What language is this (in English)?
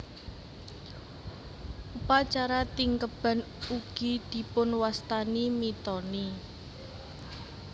Javanese